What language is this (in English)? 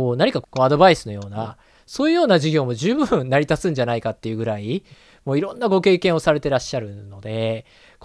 Japanese